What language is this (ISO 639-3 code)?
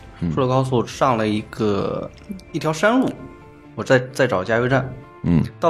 zho